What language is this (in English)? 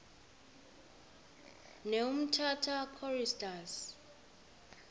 Xhosa